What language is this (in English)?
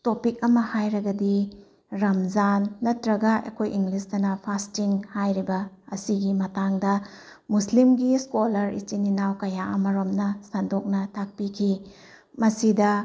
Manipuri